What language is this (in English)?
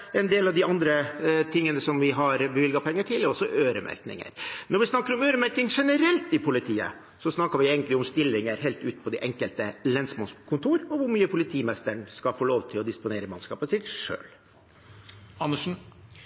Norwegian Bokmål